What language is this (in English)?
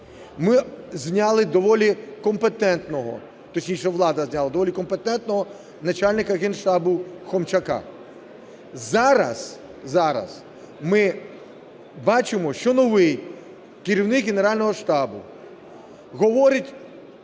Ukrainian